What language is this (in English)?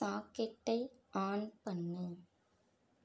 Tamil